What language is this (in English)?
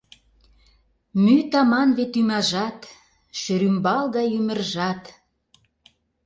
Mari